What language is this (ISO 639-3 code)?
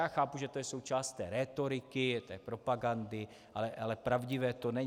ces